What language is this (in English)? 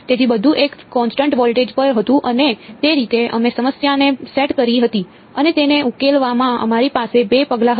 Gujarati